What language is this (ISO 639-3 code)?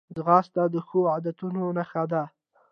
pus